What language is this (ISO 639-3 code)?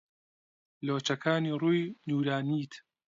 ckb